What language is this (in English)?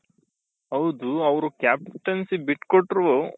Kannada